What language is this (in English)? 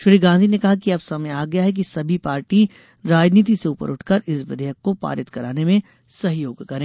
Hindi